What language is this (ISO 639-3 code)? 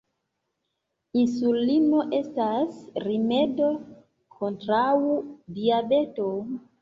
epo